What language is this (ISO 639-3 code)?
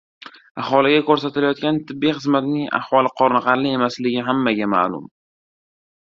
uzb